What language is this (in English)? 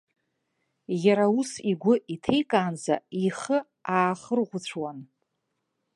Abkhazian